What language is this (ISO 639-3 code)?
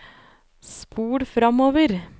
nor